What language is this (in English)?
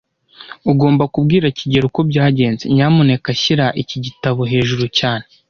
Kinyarwanda